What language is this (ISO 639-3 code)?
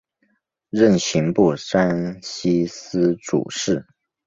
zho